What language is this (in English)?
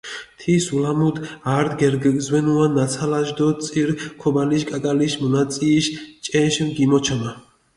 Mingrelian